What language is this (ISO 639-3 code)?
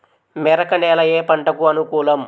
tel